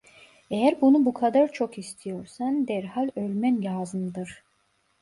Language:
Turkish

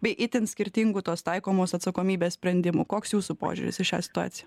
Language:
Lithuanian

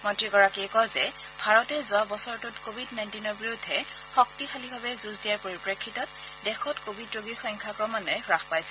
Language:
Assamese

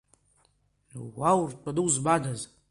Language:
Abkhazian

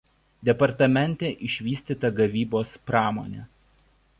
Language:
Lithuanian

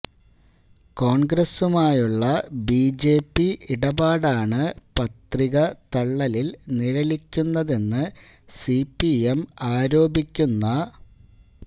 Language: Malayalam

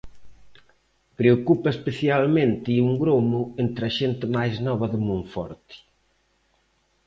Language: Galician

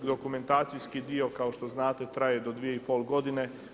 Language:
Croatian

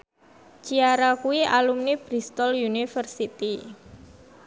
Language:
Javanese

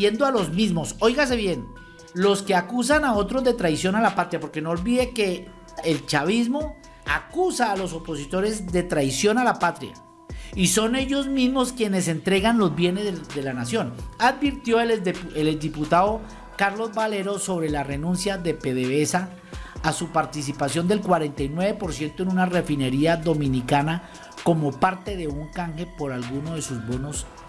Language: Spanish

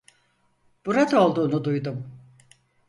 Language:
Turkish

